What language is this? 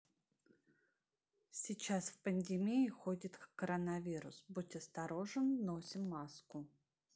Russian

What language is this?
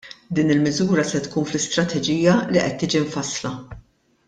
Maltese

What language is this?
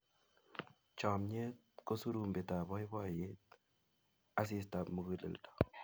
Kalenjin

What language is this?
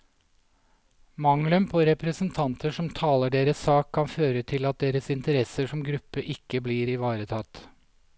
Norwegian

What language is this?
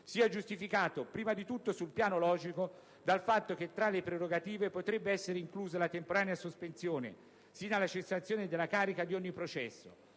Italian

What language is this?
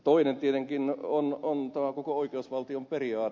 Finnish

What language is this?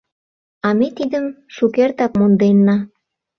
Mari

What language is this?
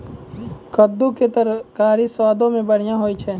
Maithili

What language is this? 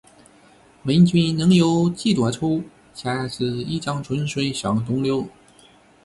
Chinese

